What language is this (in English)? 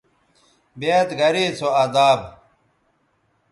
Bateri